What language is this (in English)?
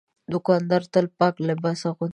Pashto